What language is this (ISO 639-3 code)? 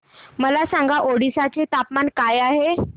mar